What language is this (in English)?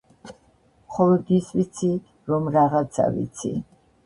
Georgian